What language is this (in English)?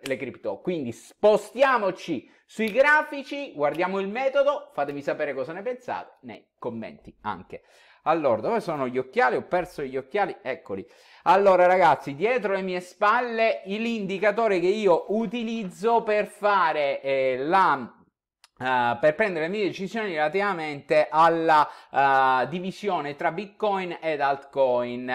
Italian